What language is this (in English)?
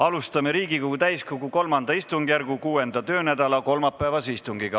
Estonian